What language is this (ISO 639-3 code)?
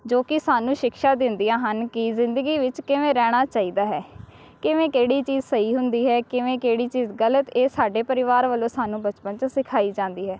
pan